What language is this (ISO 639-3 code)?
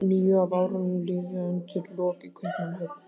isl